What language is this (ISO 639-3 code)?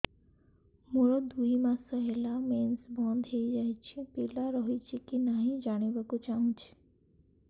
ori